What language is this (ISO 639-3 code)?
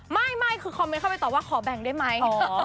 tha